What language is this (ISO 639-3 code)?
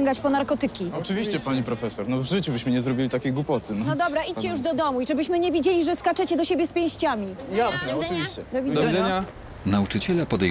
pol